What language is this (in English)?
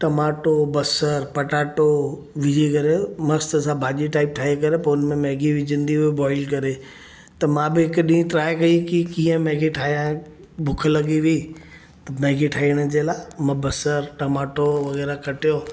Sindhi